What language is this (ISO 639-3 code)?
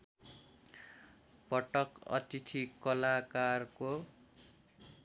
nep